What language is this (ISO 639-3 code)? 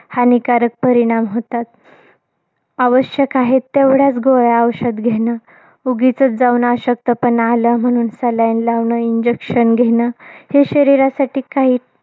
mar